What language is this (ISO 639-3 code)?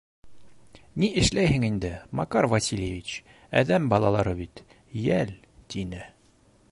bak